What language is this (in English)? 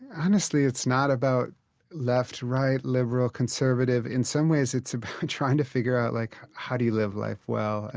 English